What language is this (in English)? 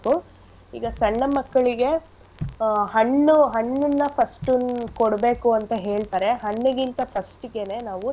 Kannada